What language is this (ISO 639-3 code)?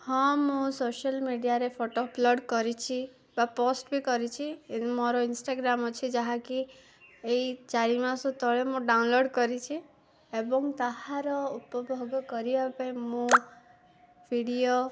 ori